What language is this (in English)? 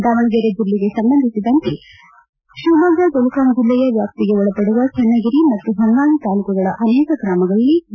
Kannada